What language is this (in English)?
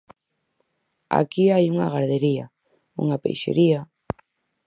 Galician